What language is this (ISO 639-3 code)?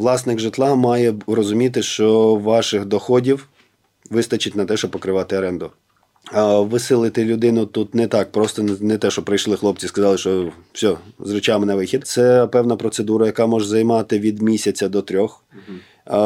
ukr